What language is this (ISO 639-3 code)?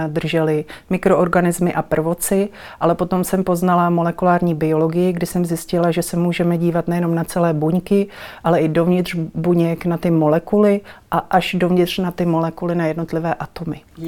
ces